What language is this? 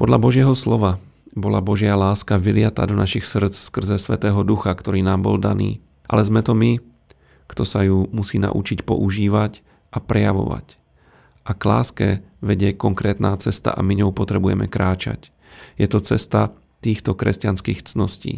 Slovak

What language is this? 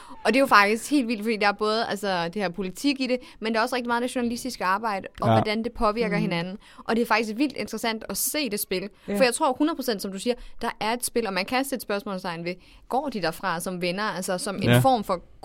Danish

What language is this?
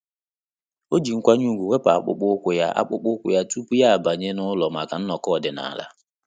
Igbo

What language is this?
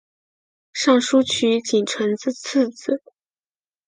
Chinese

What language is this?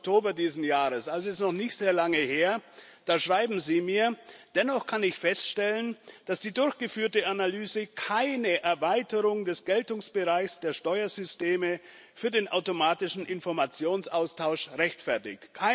German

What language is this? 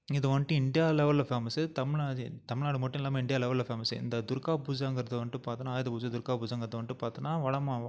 Tamil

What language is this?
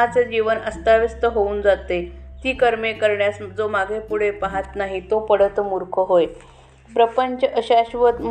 Marathi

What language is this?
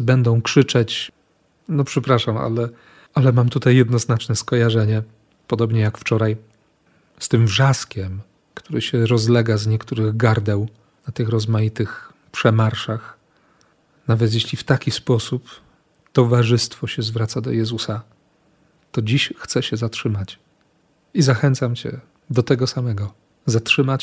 Polish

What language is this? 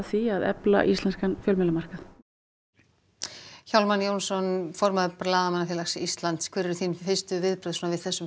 Icelandic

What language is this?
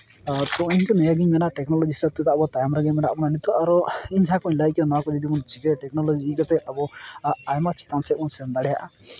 Santali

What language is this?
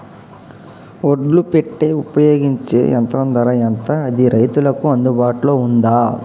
Telugu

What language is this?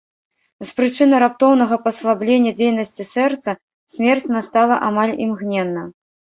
Belarusian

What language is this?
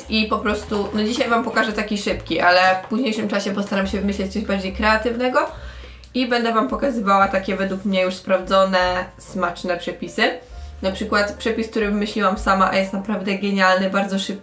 Polish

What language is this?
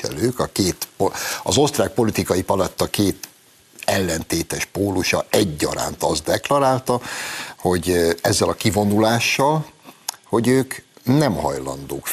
Hungarian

